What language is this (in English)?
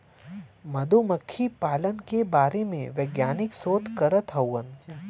Bhojpuri